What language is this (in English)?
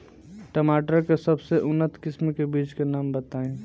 Bhojpuri